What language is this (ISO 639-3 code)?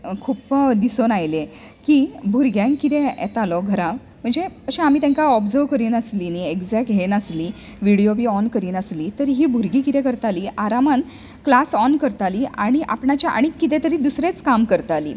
kok